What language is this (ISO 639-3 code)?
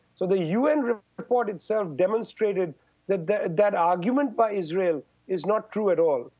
eng